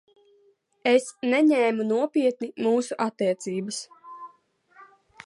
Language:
Latvian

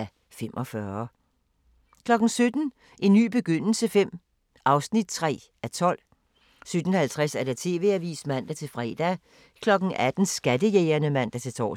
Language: Danish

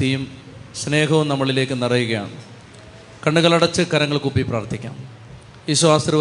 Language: Malayalam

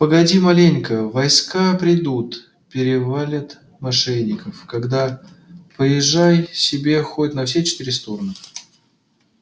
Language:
Russian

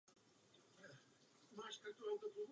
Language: Czech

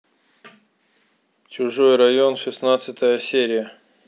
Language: Russian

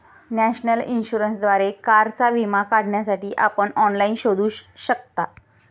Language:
Marathi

